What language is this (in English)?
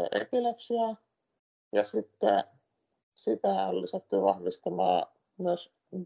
Finnish